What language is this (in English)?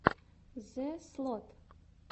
Russian